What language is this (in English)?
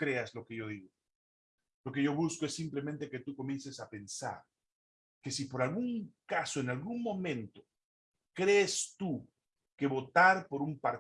Spanish